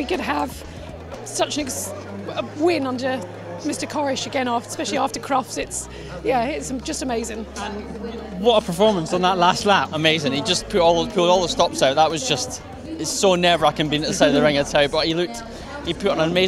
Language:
English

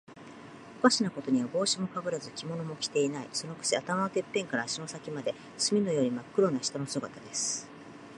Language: Japanese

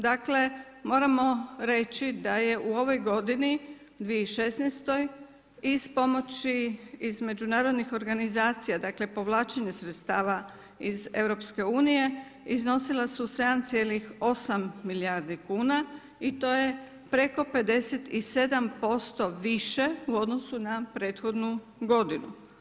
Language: Croatian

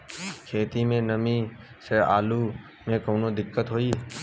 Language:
Bhojpuri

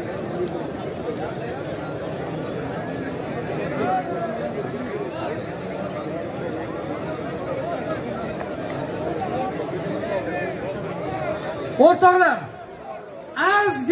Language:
Turkish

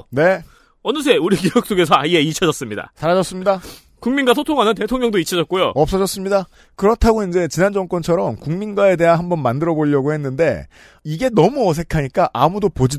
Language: Korean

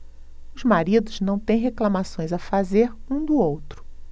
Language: Portuguese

